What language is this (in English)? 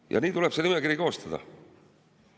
Estonian